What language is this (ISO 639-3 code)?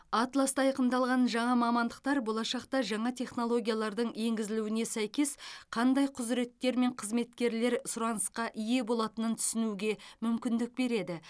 kaz